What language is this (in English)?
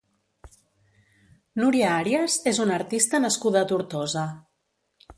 Catalan